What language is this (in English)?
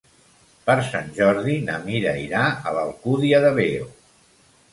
Catalan